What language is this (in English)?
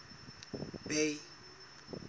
Southern Sotho